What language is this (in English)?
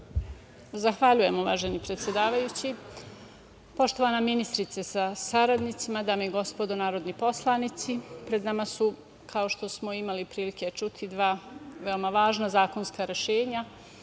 Serbian